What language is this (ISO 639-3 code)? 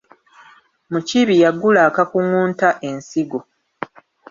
lug